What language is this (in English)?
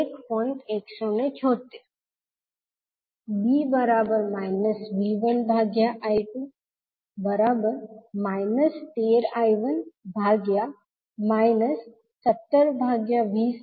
Gujarati